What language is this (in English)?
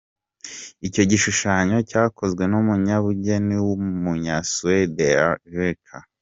Kinyarwanda